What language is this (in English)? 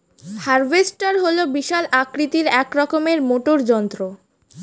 Bangla